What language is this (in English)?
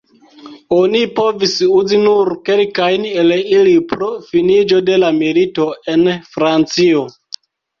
Esperanto